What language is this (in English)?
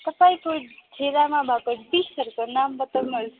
Nepali